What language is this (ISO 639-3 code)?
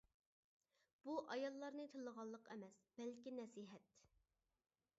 uig